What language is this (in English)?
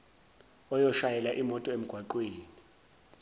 Zulu